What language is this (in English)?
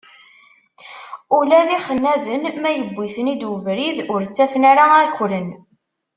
Kabyle